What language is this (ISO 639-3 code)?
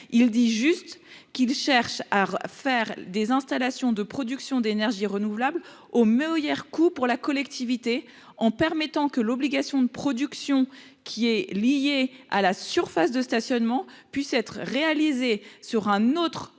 fra